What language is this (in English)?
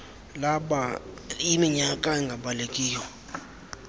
Xhosa